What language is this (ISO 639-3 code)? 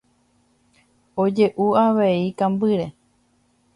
grn